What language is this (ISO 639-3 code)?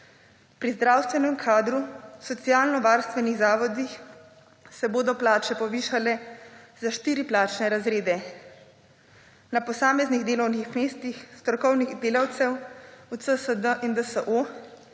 slv